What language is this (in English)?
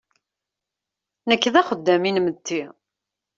Kabyle